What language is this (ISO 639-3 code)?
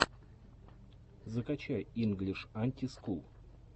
rus